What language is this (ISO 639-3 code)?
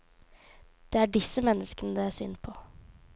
nor